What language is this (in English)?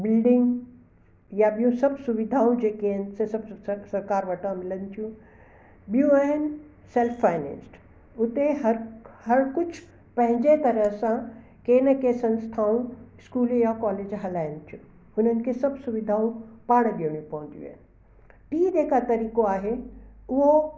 Sindhi